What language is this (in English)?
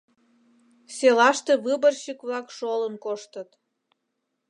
Mari